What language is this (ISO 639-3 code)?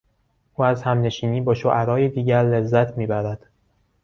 fas